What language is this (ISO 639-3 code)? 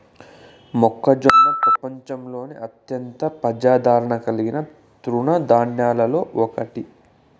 tel